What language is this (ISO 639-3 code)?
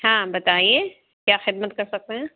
urd